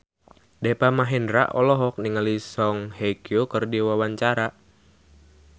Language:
Sundanese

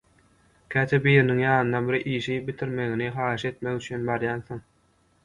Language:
Turkmen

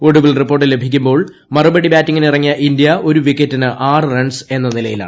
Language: Malayalam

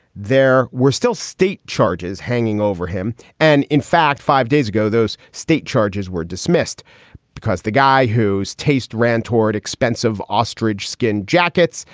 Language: English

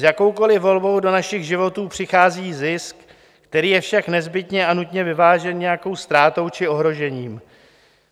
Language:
Czech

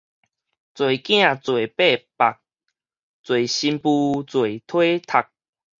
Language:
Min Nan Chinese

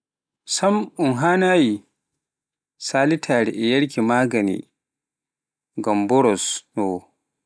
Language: Pular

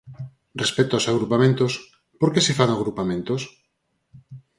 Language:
Galician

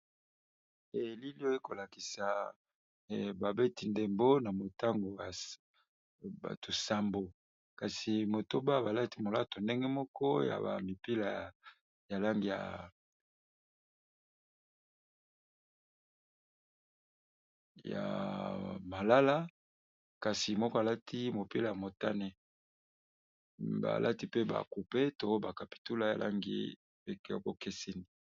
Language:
Lingala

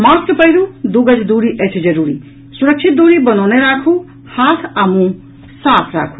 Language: Maithili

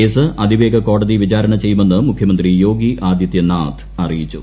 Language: Malayalam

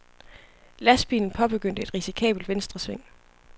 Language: Danish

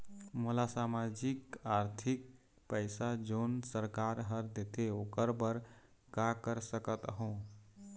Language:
Chhattisgarhi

